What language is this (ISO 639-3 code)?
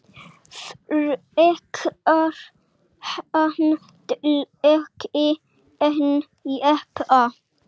isl